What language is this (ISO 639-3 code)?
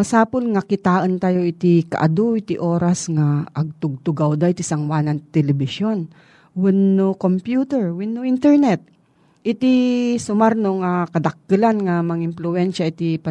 fil